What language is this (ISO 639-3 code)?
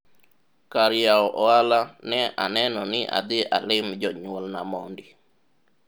luo